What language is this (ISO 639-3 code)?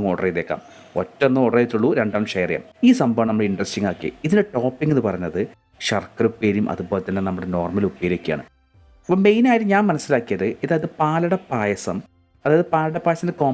eng